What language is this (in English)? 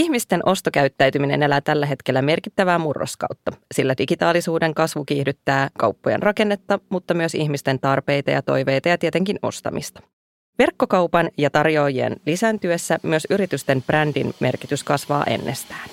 Finnish